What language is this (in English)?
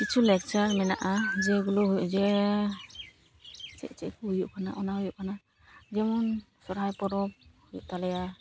Santali